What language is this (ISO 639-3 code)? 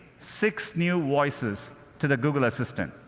eng